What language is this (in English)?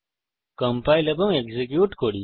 Bangla